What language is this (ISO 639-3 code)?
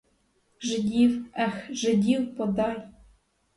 ukr